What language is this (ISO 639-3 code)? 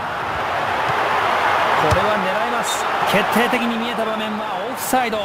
jpn